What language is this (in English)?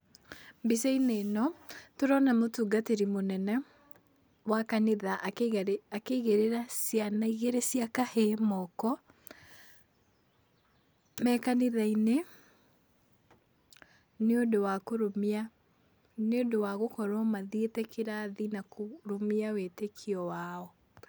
Kikuyu